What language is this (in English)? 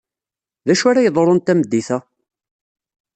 Kabyle